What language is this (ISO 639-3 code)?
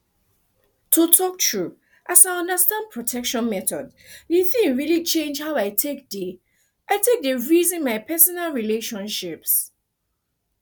pcm